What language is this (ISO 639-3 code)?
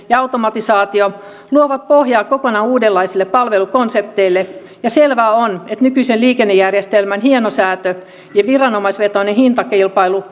fin